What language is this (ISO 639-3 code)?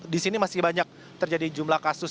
ind